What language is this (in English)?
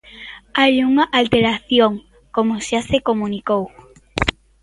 Galician